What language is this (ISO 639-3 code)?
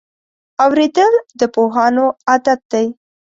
pus